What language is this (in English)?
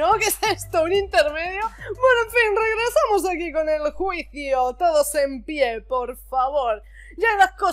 Spanish